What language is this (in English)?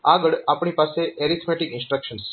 Gujarati